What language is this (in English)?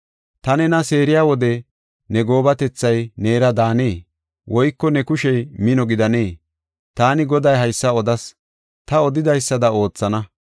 Gofa